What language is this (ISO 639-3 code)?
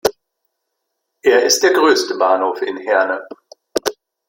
deu